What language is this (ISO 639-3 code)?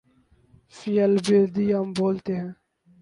urd